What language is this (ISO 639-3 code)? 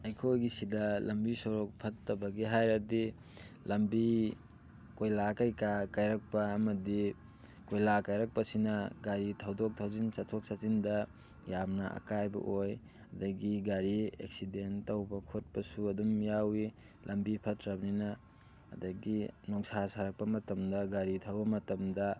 mni